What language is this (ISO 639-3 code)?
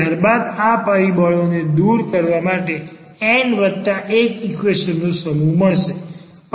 guj